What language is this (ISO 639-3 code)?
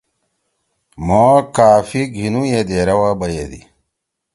trw